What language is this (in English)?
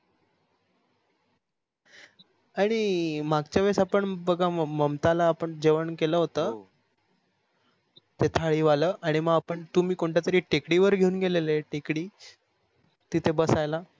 Marathi